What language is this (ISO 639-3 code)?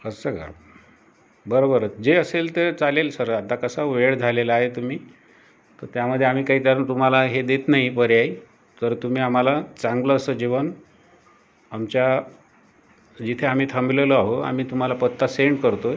mar